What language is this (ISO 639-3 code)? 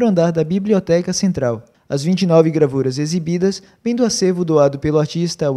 por